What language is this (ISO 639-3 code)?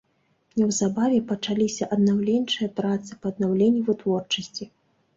bel